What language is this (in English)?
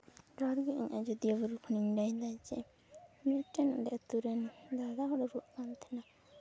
Santali